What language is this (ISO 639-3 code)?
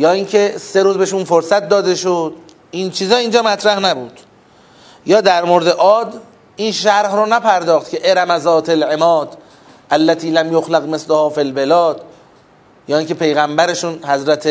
fas